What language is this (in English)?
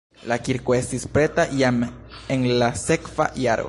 Esperanto